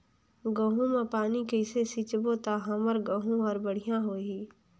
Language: Chhattisgarhi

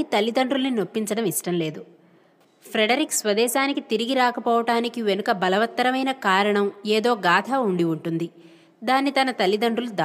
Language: Telugu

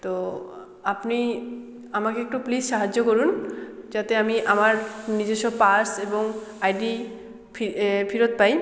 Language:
Bangla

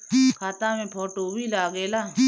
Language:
Bhojpuri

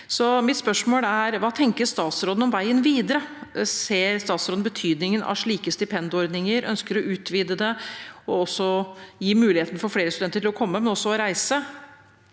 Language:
Norwegian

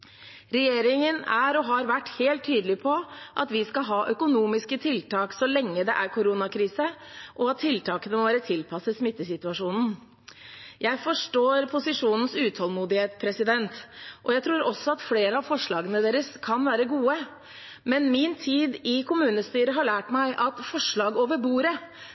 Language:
Norwegian Bokmål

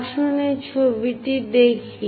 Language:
Bangla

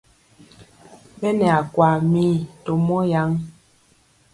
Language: Mpiemo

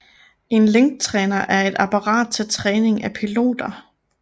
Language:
Danish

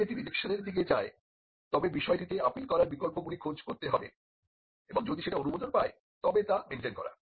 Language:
Bangla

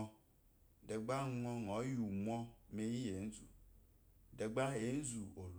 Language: Eloyi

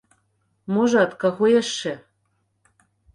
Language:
Belarusian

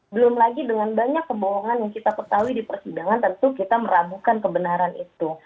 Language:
Indonesian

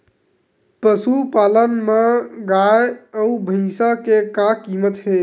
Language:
Chhattisgarhi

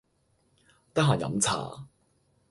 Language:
Cantonese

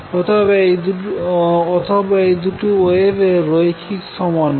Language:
Bangla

